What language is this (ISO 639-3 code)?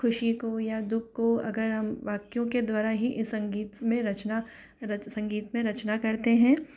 hin